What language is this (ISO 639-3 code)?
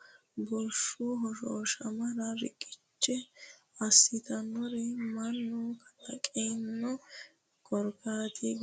sid